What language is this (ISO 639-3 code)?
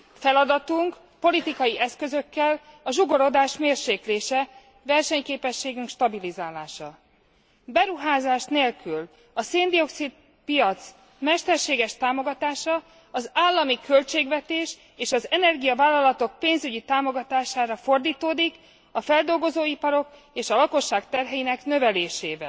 hun